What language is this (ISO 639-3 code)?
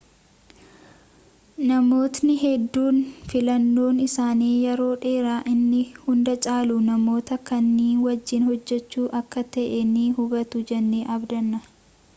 orm